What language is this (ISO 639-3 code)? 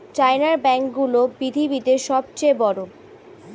ben